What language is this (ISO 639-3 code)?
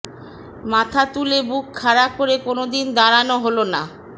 ben